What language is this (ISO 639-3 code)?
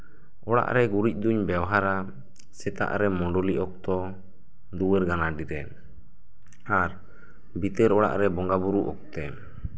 sat